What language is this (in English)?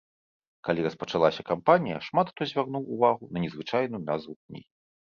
Belarusian